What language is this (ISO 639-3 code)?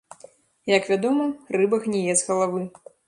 bel